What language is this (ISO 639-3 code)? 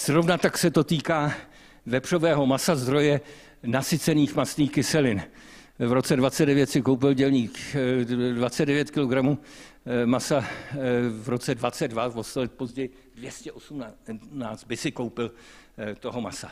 ces